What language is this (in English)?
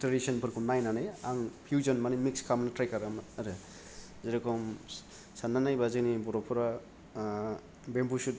Bodo